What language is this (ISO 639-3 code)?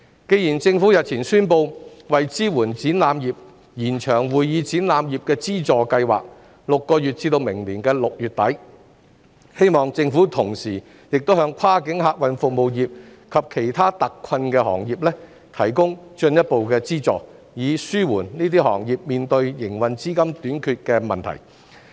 yue